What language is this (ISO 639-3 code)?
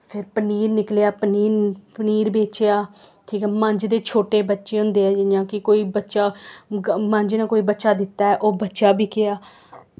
doi